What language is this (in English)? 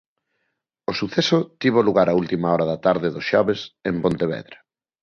Galician